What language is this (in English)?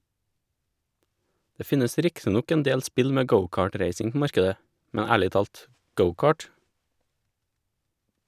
Norwegian